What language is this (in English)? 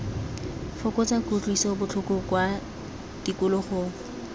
Tswana